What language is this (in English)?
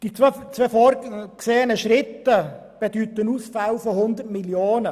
Swiss German